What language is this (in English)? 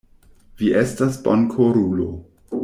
Esperanto